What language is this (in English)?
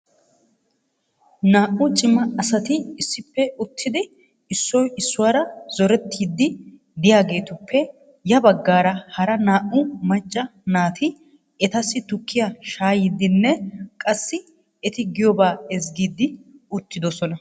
Wolaytta